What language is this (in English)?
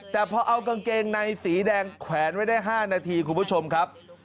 Thai